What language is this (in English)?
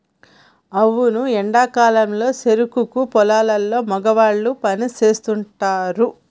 Telugu